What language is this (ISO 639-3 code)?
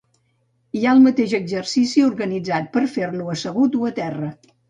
cat